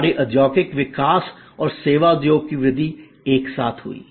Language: Hindi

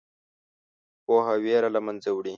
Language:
Pashto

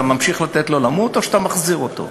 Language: Hebrew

